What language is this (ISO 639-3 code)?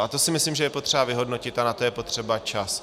ces